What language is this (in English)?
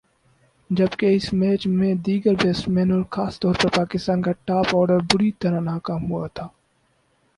Urdu